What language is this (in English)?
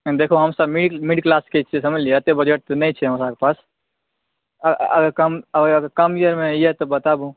Maithili